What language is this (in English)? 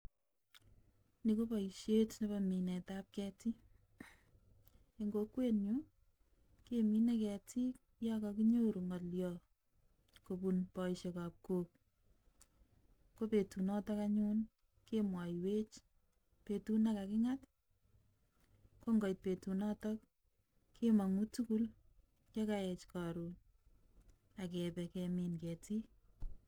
Kalenjin